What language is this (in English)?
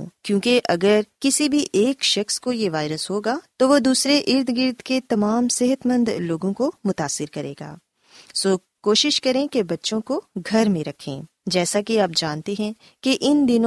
Urdu